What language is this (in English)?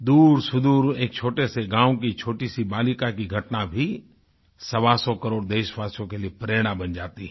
Hindi